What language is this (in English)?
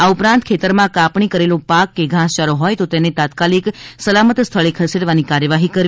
Gujarati